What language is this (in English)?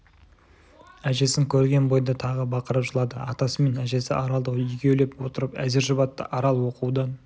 Kazakh